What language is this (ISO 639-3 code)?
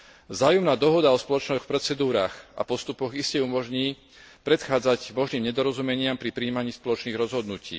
slk